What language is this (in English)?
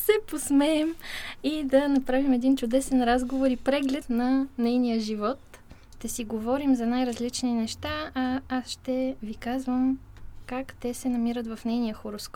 Bulgarian